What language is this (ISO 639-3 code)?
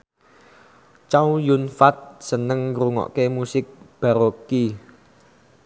jav